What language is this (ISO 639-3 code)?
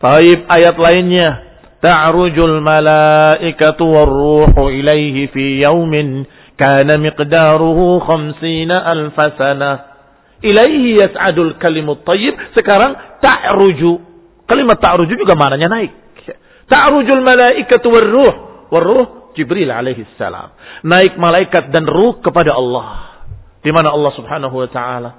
ind